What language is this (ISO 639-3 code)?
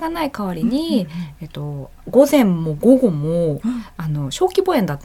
jpn